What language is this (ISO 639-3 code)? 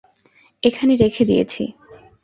ben